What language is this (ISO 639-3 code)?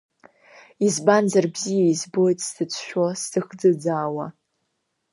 abk